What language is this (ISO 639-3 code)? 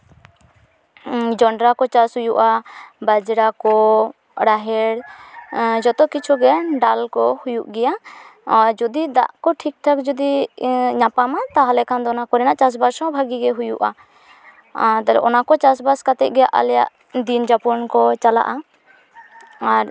sat